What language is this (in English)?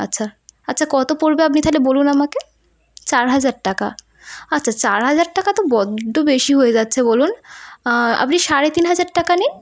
Bangla